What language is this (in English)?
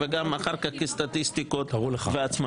Hebrew